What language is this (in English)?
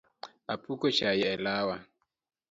Luo (Kenya and Tanzania)